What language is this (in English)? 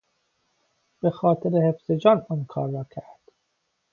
Persian